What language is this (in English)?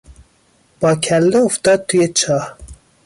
Persian